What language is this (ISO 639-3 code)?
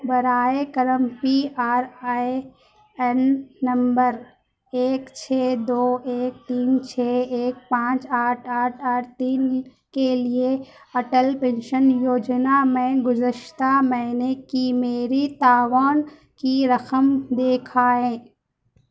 urd